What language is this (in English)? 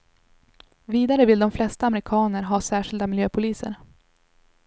Swedish